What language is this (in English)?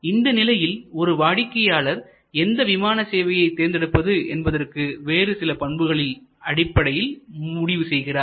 Tamil